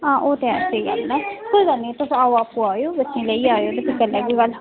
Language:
Dogri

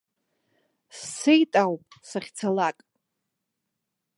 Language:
Abkhazian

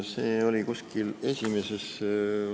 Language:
Estonian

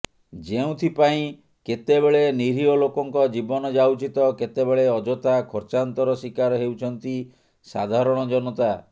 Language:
Odia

